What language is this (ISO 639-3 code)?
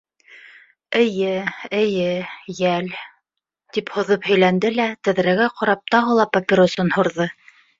bak